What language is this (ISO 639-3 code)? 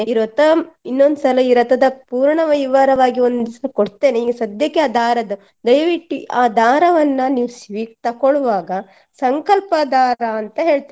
kan